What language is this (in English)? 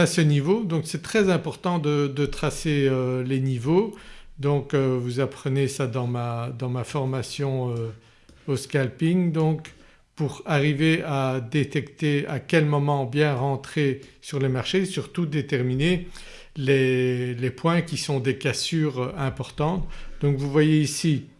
French